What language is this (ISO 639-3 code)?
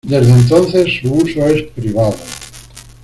spa